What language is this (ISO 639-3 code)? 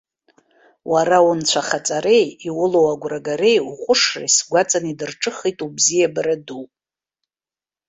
abk